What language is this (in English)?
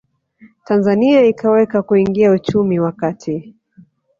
Swahili